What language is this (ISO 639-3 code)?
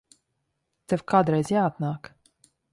lav